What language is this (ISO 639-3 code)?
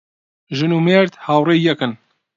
ckb